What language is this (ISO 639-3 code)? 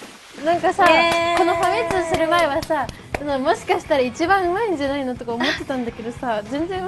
jpn